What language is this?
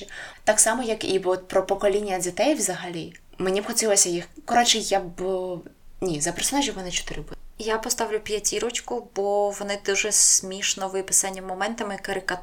Ukrainian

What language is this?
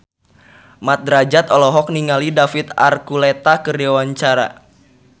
Sundanese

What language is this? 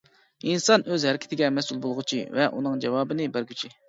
Uyghur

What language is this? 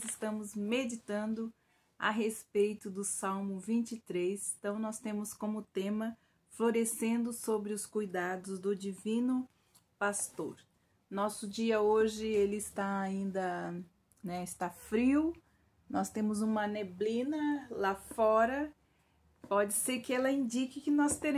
Portuguese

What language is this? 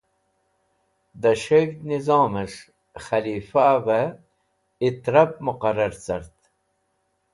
Wakhi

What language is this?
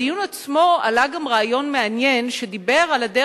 Hebrew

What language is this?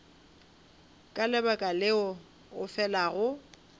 Northern Sotho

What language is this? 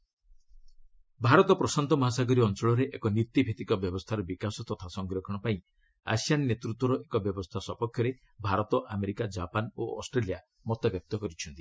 Odia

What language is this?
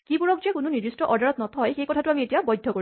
Assamese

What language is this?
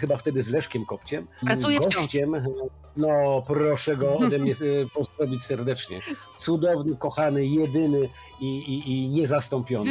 Polish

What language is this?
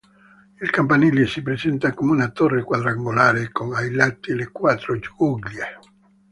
Italian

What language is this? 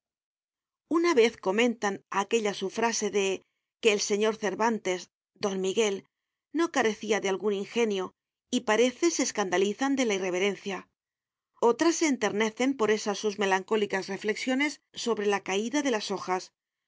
Spanish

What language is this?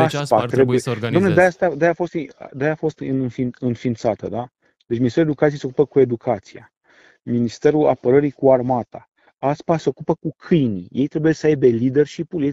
Romanian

